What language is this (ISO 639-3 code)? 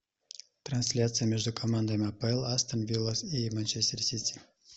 rus